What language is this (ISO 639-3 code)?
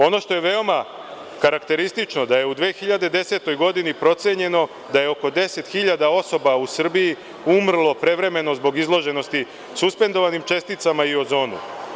srp